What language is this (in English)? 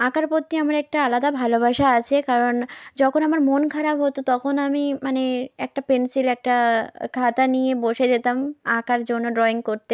Bangla